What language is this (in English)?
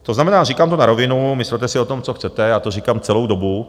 Czech